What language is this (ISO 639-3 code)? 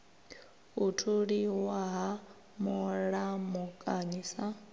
ven